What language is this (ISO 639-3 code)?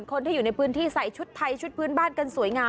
tha